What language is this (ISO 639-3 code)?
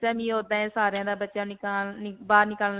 pan